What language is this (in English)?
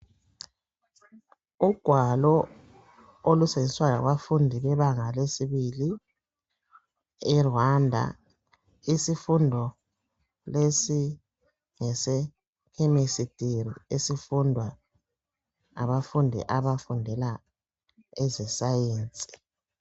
North Ndebele